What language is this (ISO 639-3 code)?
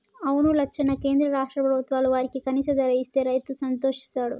tel